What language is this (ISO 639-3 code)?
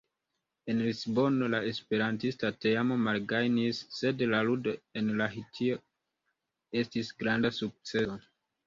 epo